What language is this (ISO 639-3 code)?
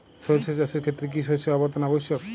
ben